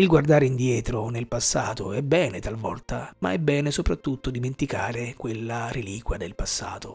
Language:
Italian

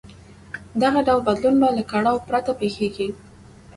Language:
Pashto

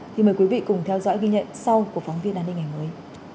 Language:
Vietnamese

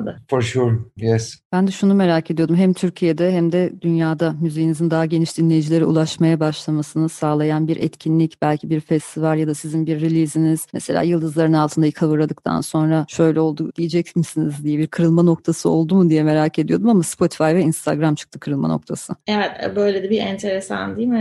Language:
Turkish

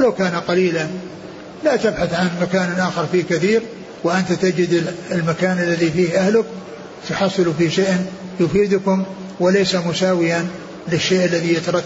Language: Arabic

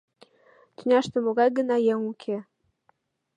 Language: Mari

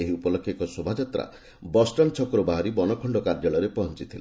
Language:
Odia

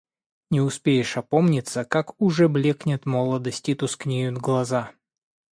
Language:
Russian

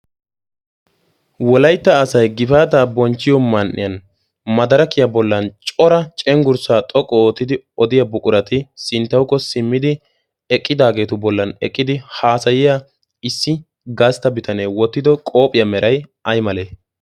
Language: Wolaytta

